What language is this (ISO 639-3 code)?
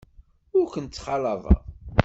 kab